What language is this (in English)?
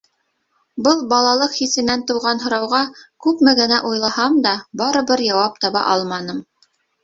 Bashkir